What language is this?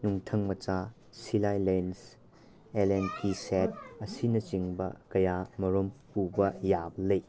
Manipuri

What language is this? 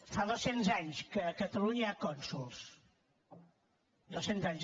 Catalan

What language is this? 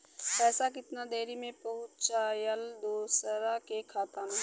Bhojpuri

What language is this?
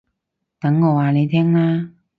Cantonese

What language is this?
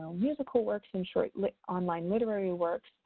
English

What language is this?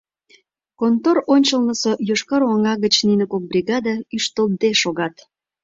Mari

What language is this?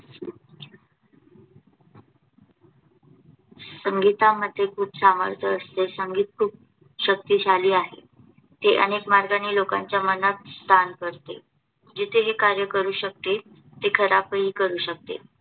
Marathi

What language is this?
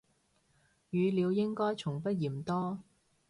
Cantonese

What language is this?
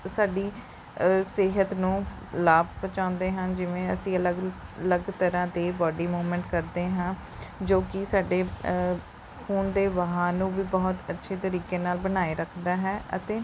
Punjabi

